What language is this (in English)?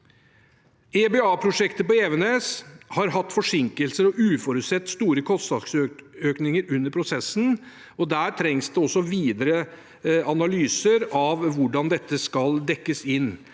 Norwegian